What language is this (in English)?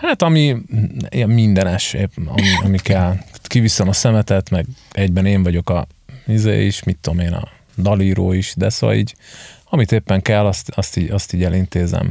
Hungarian